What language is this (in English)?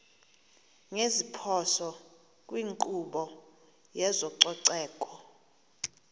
Xhosa